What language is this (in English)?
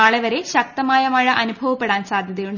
Malayalam